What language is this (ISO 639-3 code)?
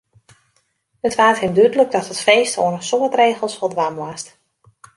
fry